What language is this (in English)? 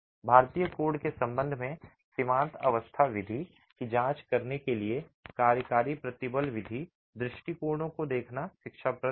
Hindi